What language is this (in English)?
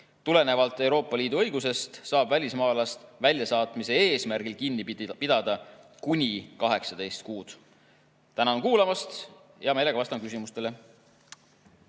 Estonian